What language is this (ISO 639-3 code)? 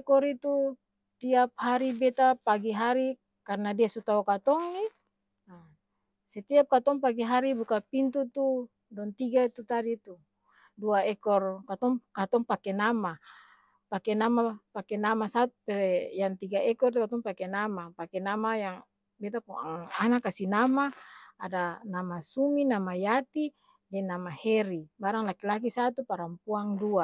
abs